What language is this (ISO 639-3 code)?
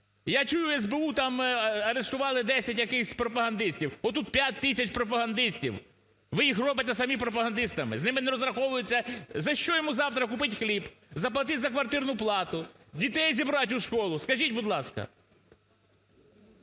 ukr